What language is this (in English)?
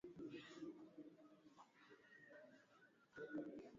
Swahili